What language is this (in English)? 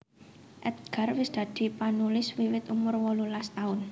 Javanese